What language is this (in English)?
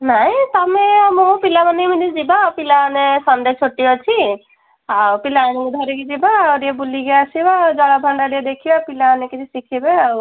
Odia